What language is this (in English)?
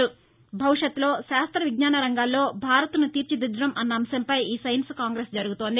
Telugu